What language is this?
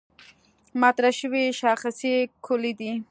Pashto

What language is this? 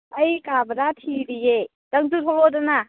Manipuri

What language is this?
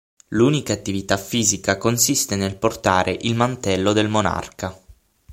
Italian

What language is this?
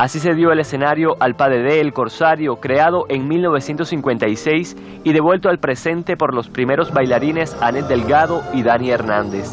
Spanish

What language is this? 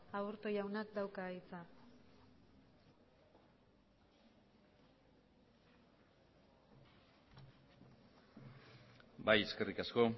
Basque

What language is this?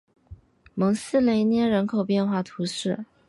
Chinese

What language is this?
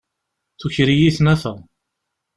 Kabyle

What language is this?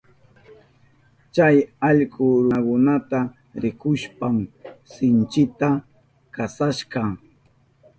Southern Pastaza Quechua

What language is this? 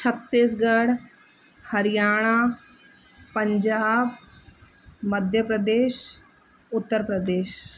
Sindhi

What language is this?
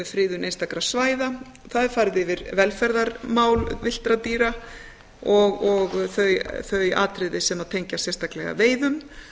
Icelandic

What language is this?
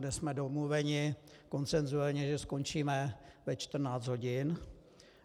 Czech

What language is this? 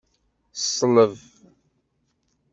Kabyle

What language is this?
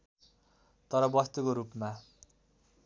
Nepali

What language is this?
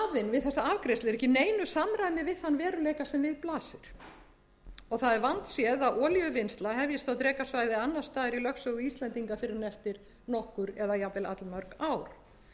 Icelandic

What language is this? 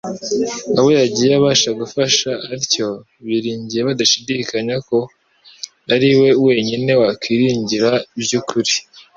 Kinyarwanda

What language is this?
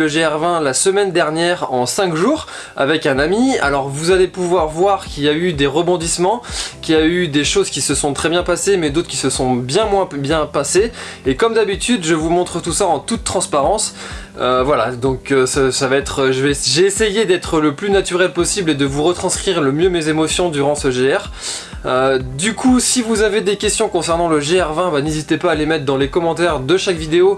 French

